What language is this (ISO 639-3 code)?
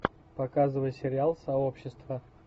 rus